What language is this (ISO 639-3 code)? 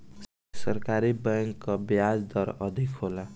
bho